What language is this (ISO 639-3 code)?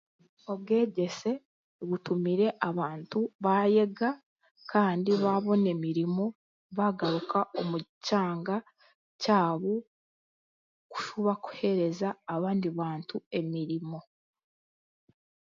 cgg